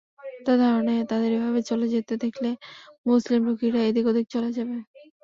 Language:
Bangla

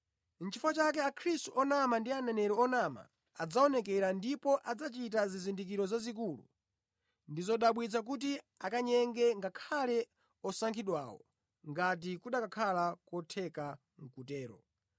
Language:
Nyanja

